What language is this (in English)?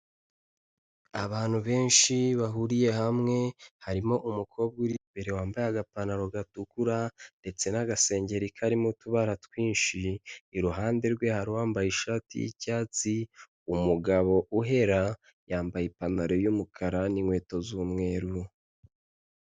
Kinyarwanda